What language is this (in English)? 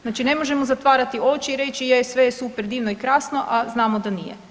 Croatian